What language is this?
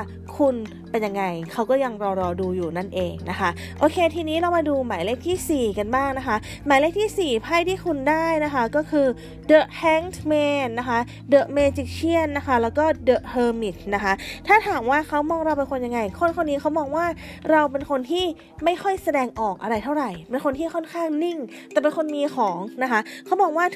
Thai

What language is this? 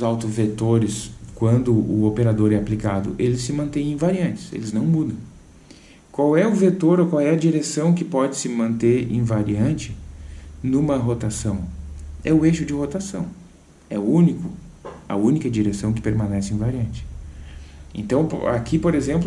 Portuguese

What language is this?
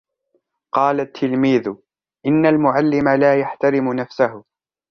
Arabic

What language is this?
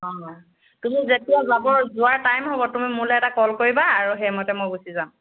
Assamese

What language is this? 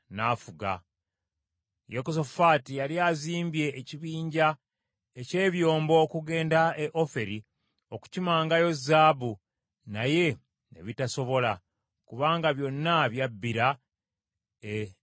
Ganda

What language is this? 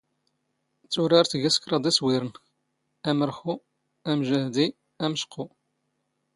Standard Moroccan Tamazight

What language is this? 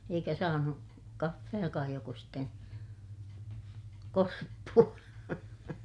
Finnish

